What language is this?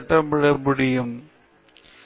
Tamil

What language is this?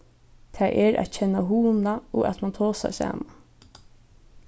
Faroese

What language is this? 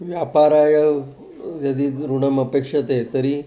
Sanskrit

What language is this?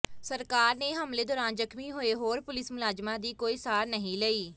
Punjabi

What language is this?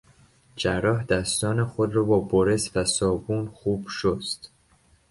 Persian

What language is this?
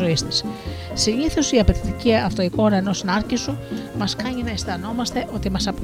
Greek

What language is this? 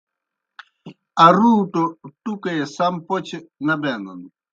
Kohistani Shina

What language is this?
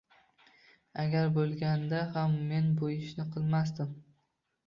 Uzbek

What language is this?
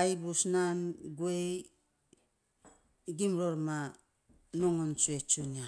Saposa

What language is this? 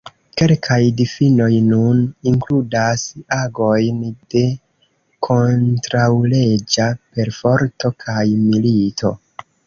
Esperanto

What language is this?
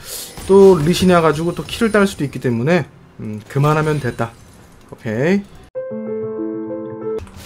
Korean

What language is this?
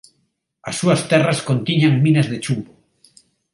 Galician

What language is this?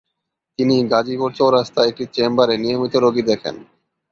Bangla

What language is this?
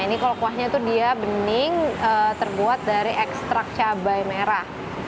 Indonesian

